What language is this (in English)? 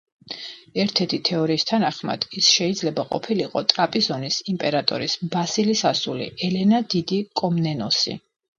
Georgian